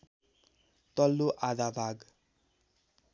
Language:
Nepali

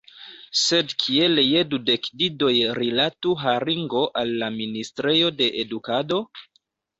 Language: Esperanto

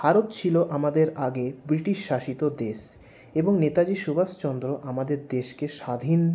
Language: Bangla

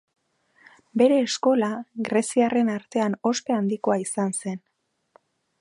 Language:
Basque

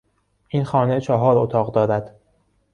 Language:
Persian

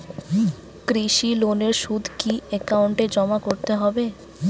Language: Bangla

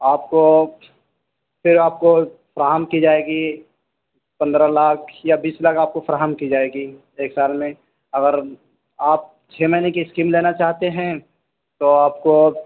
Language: Urdu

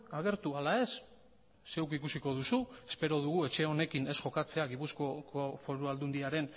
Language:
Basque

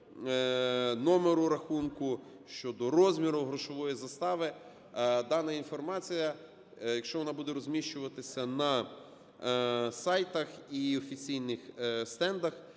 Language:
Ukrainian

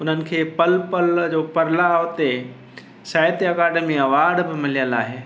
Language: Sindhi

